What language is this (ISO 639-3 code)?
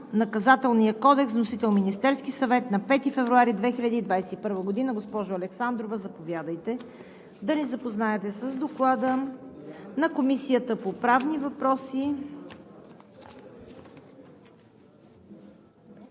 bul